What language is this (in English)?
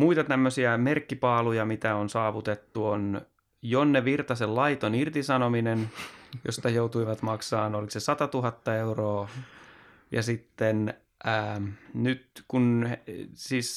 Finnish